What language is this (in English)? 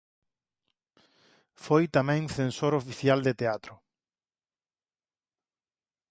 Galician